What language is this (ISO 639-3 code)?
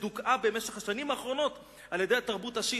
heb